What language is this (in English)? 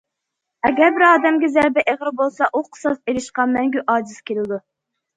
Uyghur